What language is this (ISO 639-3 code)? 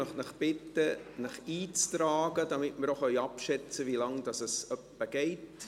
gsw